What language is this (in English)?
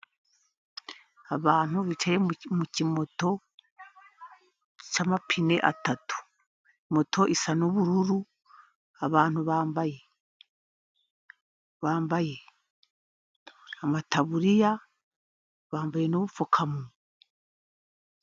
Kinyarwanda